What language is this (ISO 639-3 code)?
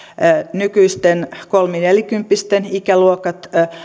fin